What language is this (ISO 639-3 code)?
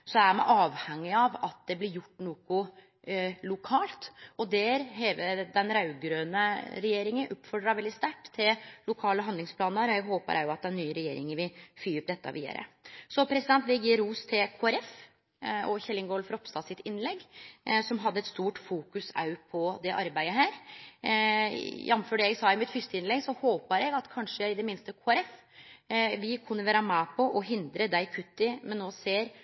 nno